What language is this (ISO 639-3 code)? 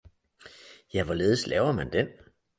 dan